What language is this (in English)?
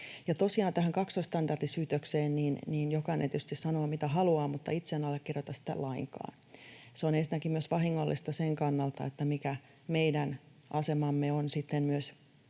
Finnish